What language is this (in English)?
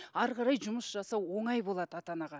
Kazakh